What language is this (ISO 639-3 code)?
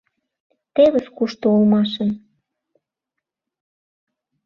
chm